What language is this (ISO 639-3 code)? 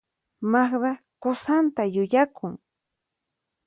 qxp